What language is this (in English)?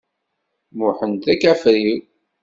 Kabyle